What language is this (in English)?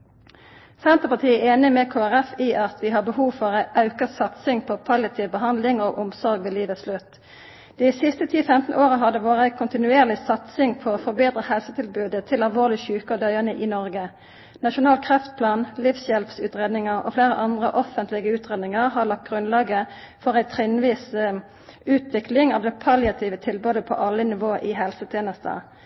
Norwegian Nynorsk